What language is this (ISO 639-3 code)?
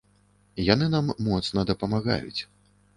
bel